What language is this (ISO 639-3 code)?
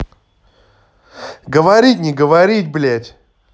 rus